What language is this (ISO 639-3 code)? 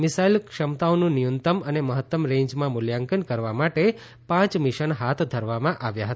guj